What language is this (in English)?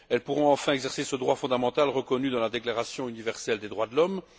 French